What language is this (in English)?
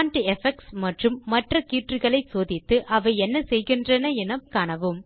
Tamil